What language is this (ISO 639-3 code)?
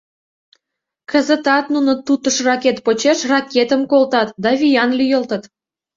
chm